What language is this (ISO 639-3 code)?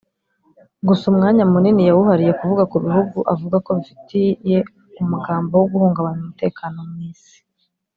kin